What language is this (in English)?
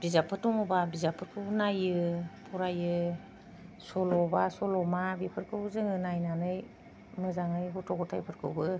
Bodo